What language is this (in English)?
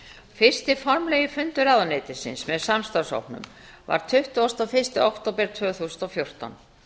Icelandic